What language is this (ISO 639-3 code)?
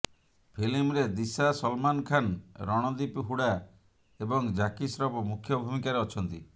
ori